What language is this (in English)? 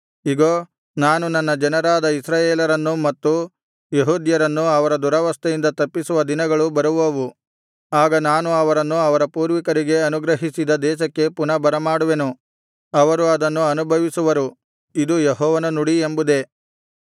Kannada